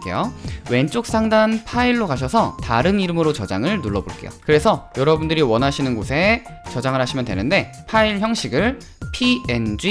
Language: Korean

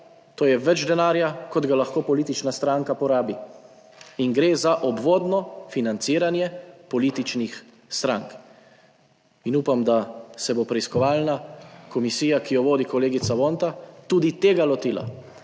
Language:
Slovenian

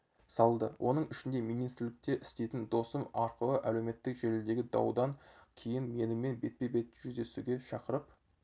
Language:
Kazakh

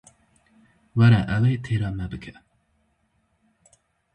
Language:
Kurdish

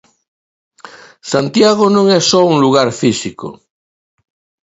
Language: Galician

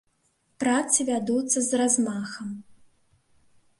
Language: Belarusian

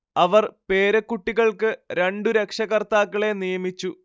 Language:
Malayalam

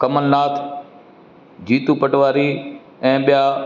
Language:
Sindhi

